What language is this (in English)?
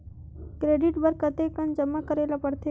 Chhattisgarhi